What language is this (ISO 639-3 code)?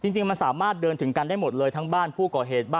tha